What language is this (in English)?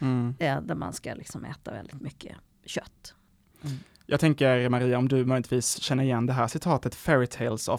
Swedish